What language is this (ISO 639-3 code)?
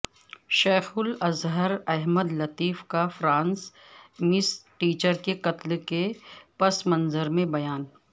urd